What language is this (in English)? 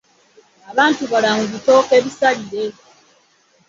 Ganda